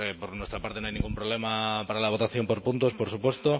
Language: Spanish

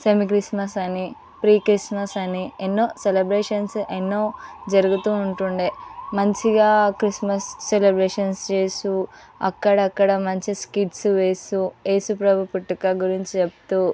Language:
Telugu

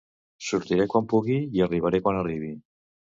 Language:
Catalan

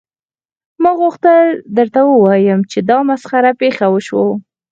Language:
Pashto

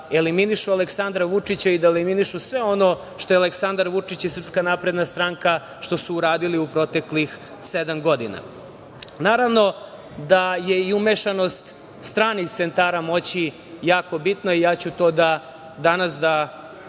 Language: Serbian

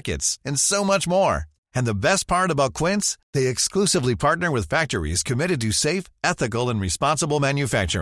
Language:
Swedish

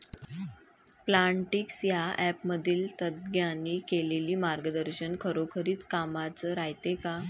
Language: Marathi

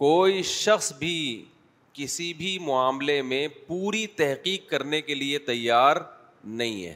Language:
Urdu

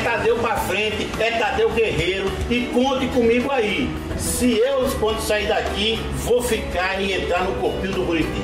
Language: Portuguese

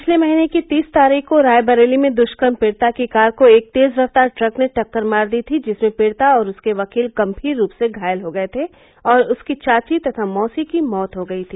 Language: Hindi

